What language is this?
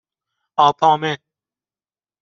Persian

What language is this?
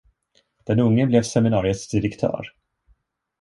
Swedish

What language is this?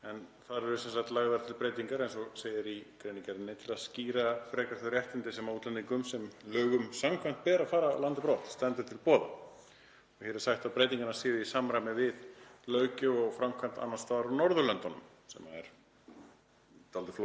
Icelandic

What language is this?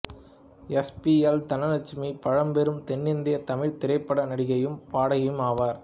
Tamil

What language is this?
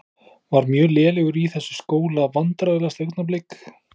Icelandic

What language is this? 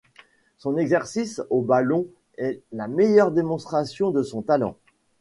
French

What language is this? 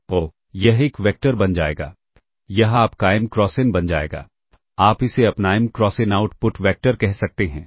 Hindi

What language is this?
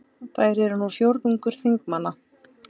Icelandic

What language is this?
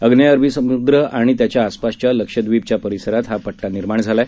Marathi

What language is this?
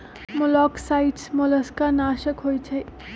Magahi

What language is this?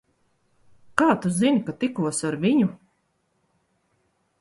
Latvian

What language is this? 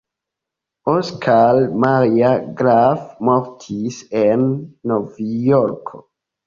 Esperanto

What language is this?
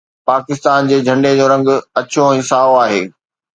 Sindhi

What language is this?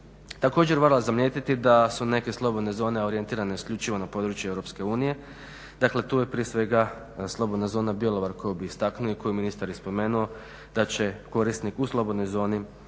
Croatian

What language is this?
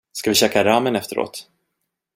Swedish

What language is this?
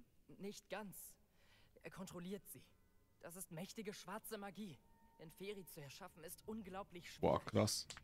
German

